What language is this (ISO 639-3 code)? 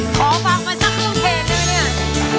tha